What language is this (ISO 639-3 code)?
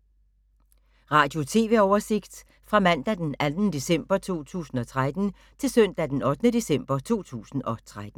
dan